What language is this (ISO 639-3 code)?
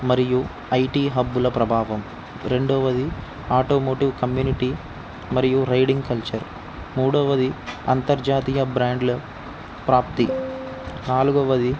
tel